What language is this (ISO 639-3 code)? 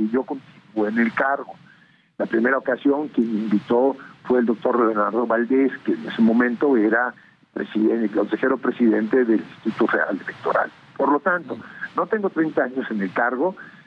spa